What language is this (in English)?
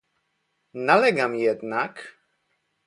Polish